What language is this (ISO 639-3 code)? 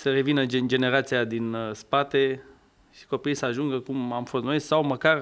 ron